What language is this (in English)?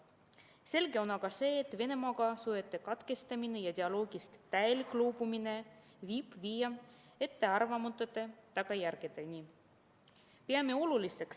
Estonian